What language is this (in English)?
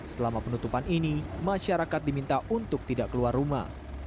Indonesian